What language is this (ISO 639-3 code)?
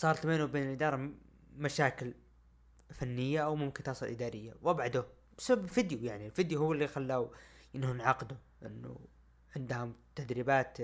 ara